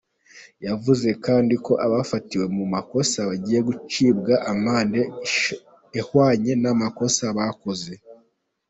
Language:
Kinyarwanda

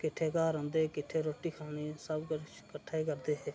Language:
Dogri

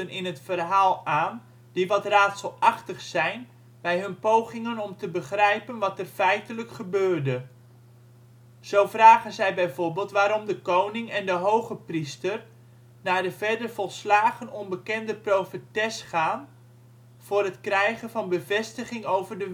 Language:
Dutch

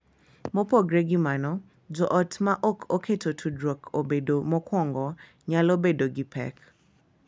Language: Luo (Kenya and Tanzania)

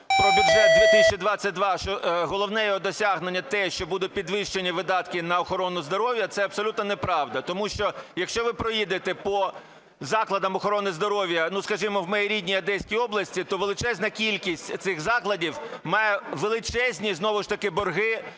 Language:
Ukrainian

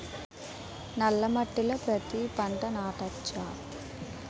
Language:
Telugu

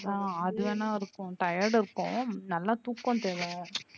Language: Tamil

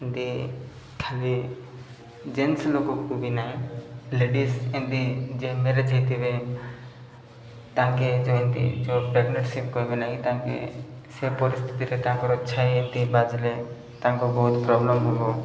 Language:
Odia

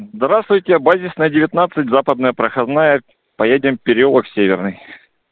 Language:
Russian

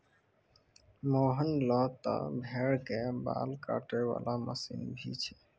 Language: Maithili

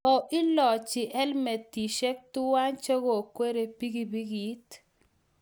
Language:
Kalenjin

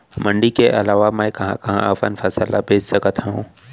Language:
Chhattisgarhi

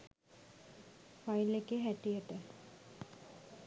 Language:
Sinhala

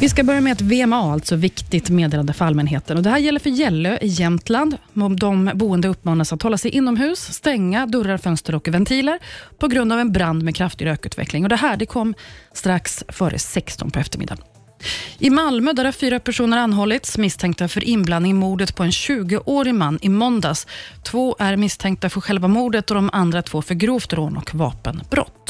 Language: Swedish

